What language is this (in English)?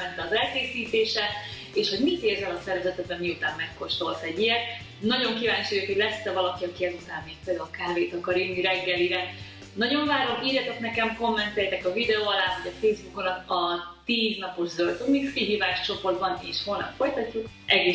Hungarian